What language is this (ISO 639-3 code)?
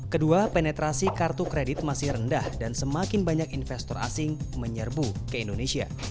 ind